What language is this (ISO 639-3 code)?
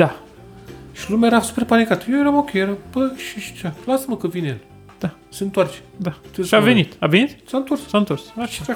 ron